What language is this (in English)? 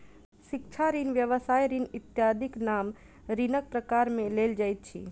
Maithili